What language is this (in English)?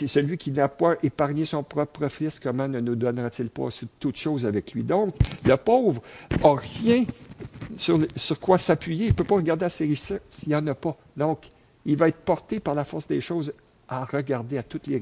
French